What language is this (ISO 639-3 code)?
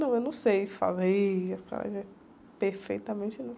por